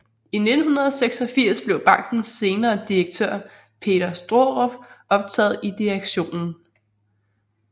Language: Danish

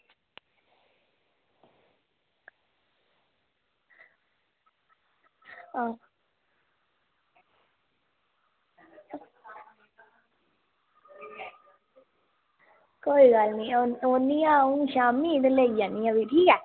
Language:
Dogri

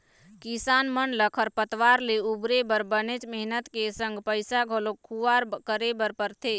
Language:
Chhattisgarhi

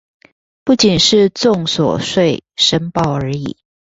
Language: Chinese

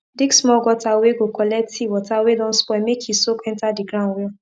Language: Nigerian Pidgin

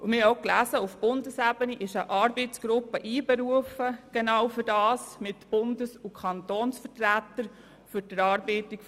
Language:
Swiss German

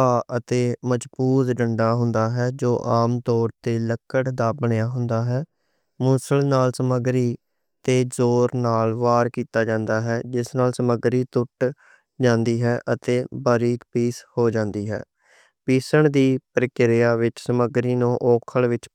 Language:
Western Panjabi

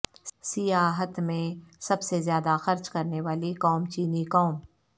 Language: Urdu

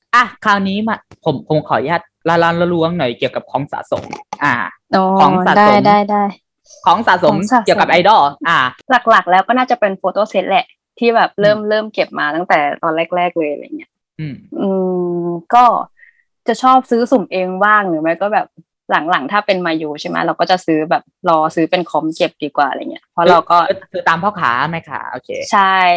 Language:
Thai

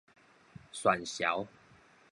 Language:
Min Nan Chinese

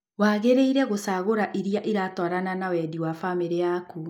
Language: Kikuyu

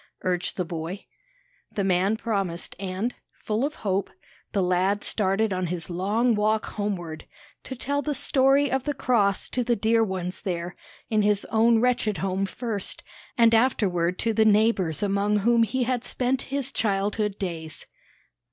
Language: English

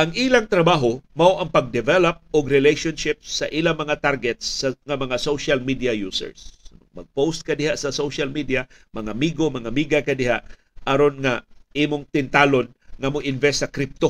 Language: Filipino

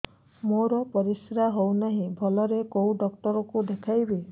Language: Odia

